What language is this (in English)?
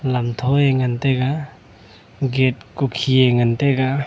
Wancho Naga